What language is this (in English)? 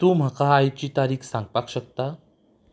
Konkani